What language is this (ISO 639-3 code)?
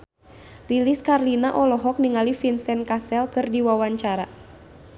sun